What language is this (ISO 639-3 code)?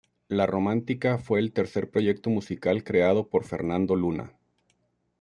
spa